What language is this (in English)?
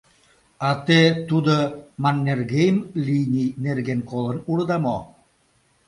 Mari